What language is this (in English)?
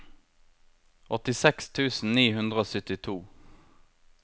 Norwegian